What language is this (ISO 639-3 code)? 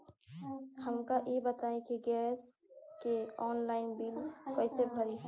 bho